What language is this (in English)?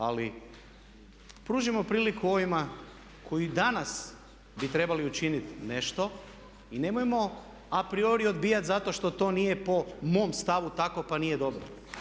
Croatian